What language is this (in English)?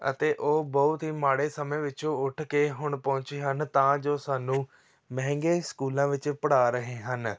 Punjabi